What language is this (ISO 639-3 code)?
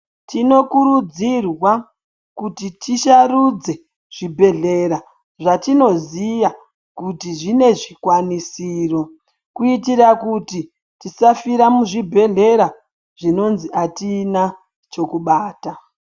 ndc